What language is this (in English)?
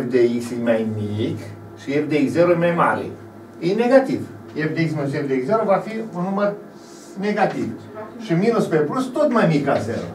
Romanian